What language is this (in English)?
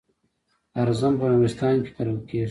Pashto